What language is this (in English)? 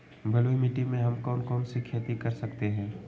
Magahi